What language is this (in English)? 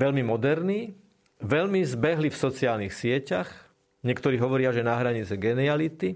Slovak